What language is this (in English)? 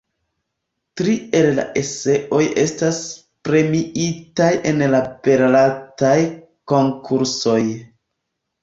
Esperanto